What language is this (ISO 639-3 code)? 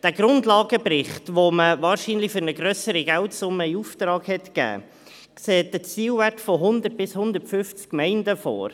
gsw